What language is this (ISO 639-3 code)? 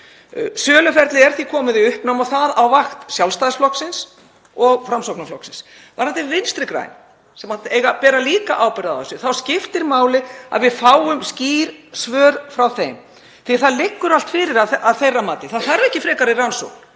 isl